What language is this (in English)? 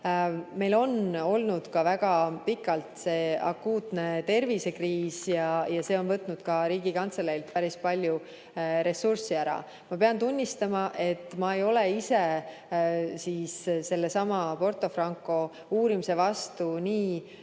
Estonian